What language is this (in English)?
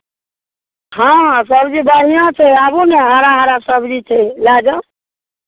Maithili